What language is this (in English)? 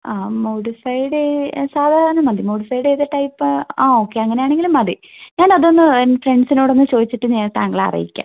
Malayalam